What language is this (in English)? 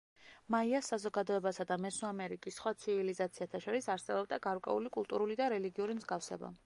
Georgian